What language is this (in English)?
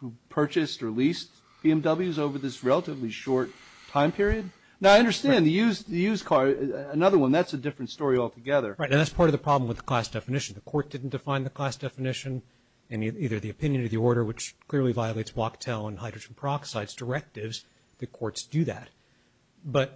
English